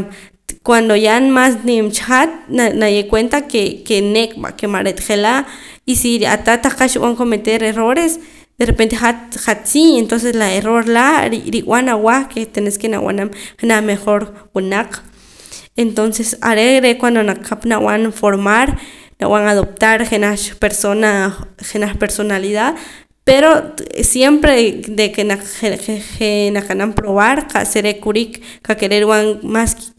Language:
Poqomam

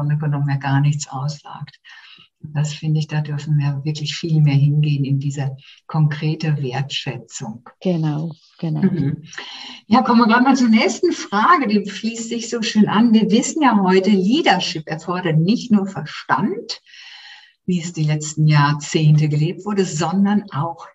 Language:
German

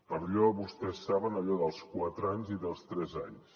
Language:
Catalan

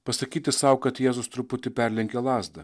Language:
Lithuanian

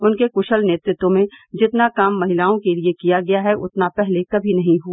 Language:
Hindi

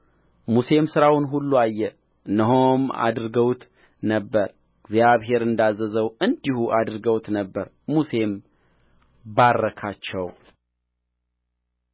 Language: Amharic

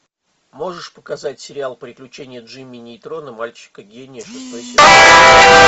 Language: Russian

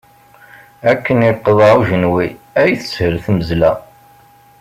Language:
Kabyle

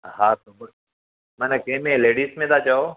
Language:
Sindhi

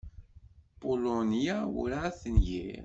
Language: Kabyle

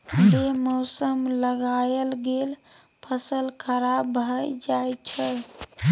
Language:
Maithili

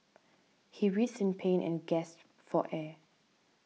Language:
English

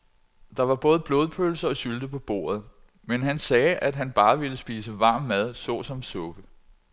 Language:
Danish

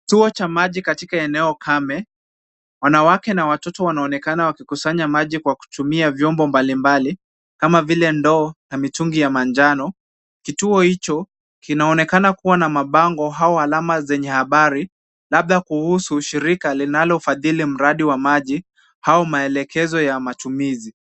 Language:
Swahili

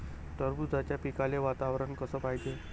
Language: Marathi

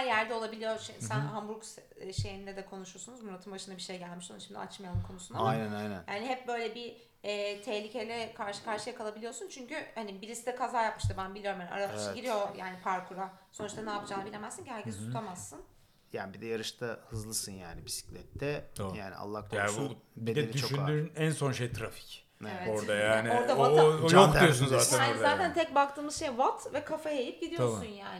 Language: Turkish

